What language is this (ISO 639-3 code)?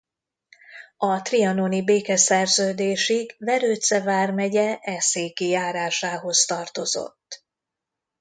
hun